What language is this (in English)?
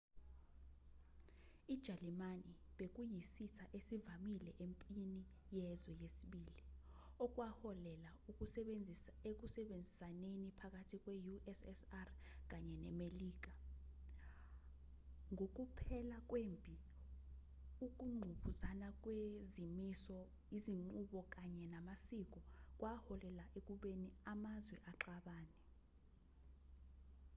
Zulu